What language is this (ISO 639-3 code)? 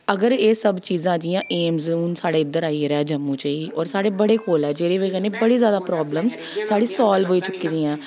doi